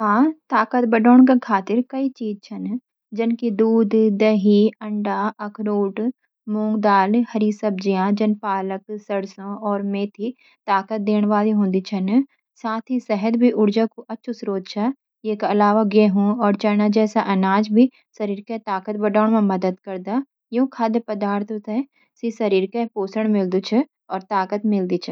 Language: Garhwali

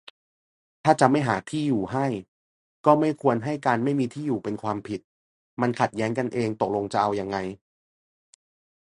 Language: Thai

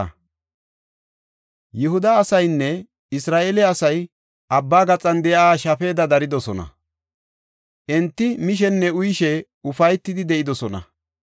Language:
Gofa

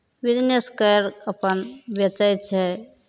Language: Maithili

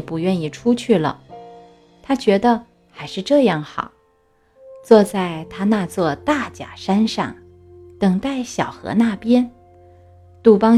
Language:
Chinese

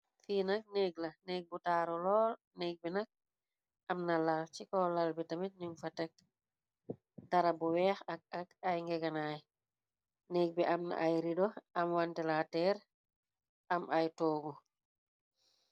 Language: Wolof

